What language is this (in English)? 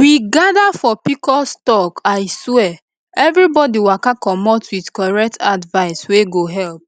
Nigerian Pidgin